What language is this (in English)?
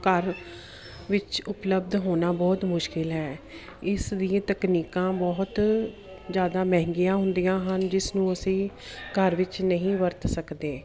Punjabi